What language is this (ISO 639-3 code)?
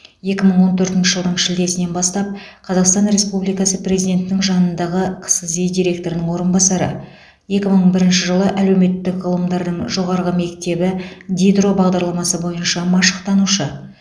kaz